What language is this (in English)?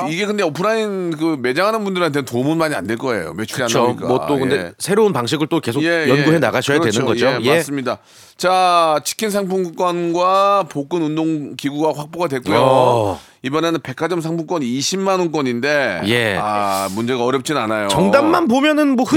Korean